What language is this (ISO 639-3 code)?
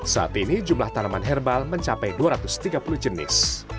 ind